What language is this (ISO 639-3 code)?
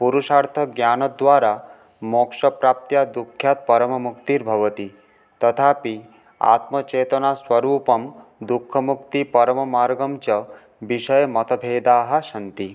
san